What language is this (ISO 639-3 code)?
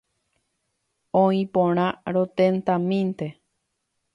grn